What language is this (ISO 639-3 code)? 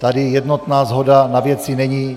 ces